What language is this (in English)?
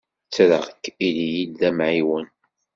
Kabyle